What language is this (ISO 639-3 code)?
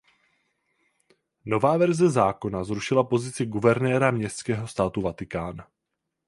ces